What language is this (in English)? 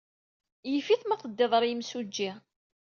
Kabyle